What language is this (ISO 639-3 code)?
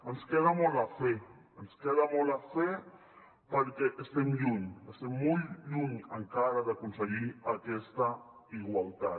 cat